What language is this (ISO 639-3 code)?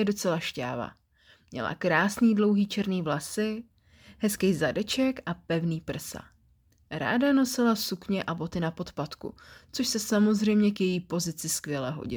ces